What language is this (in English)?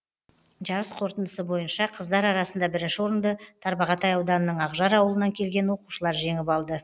Kazakh